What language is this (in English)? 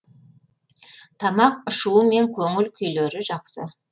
Kazakh